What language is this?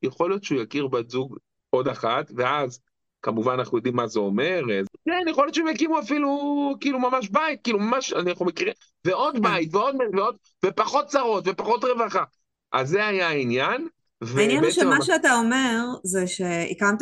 Hebrew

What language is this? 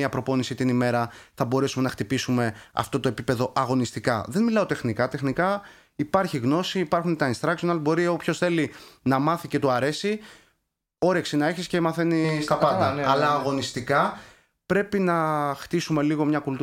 Greek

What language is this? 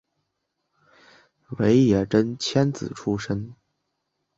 Chinese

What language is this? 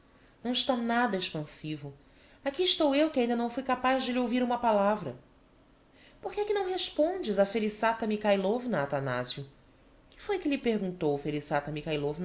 Portuguese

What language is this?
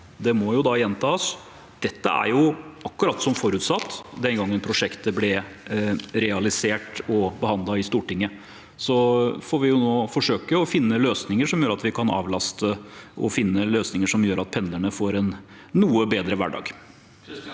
Norwegian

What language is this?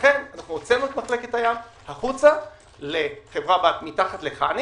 Hebrew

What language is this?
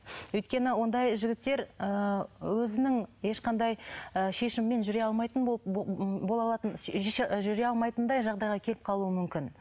Kazakh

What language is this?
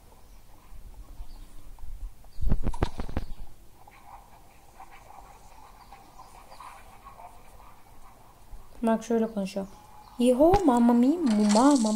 Turkish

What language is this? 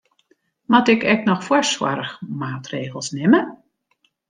Western Frisian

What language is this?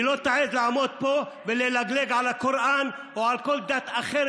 Hebrew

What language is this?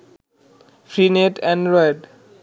Bangla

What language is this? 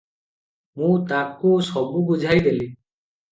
Odia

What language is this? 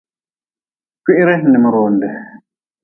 Nawdm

